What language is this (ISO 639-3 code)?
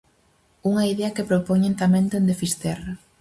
glg